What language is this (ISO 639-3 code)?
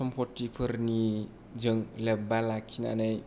brx